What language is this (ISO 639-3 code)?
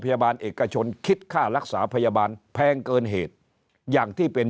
tha